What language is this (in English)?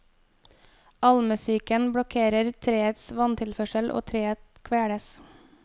Norwegian